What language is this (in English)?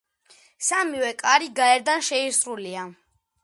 Georgian